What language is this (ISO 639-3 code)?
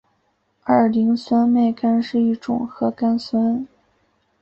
zho